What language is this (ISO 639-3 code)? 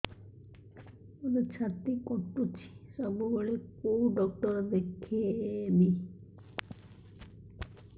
ori